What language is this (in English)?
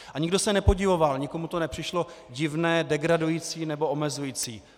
Czech